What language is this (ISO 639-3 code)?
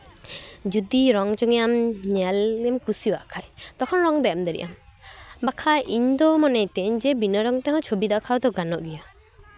sat